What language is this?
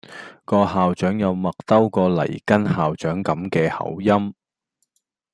Cantonese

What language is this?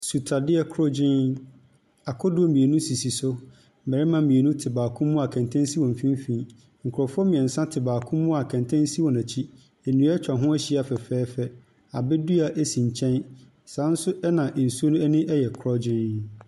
Akan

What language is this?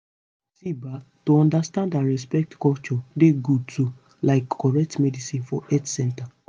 Nigerian Pidgin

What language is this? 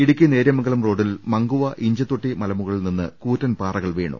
Malayalam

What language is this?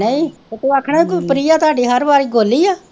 Punjabi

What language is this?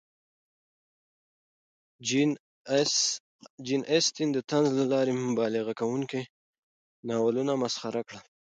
Pashto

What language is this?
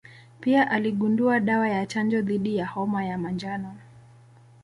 Swahili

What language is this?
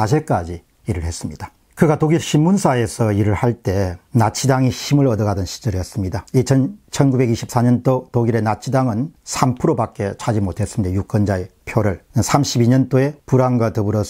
Korean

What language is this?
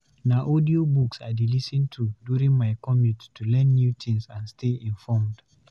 Nigerian Pidgin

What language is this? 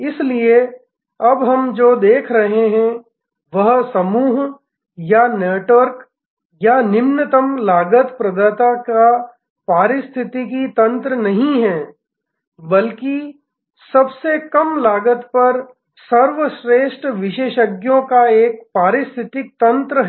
Hindi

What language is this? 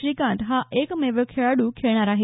Marathi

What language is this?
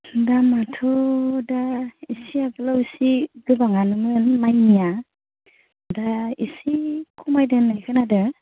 Bodo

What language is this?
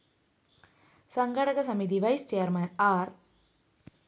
Malayalam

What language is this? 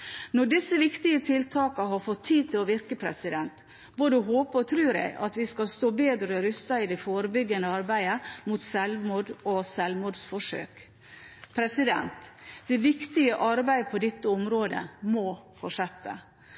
Norwegian Bokmål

